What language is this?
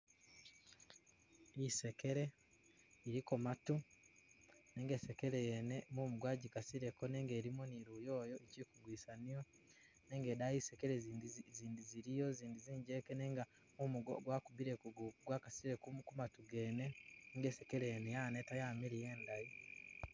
Masaaba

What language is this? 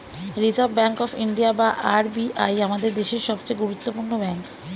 Bangla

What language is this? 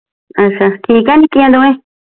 Punjabi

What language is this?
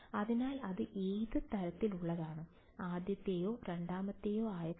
Malayalam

